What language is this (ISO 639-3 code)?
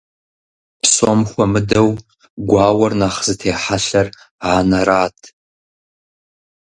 kbd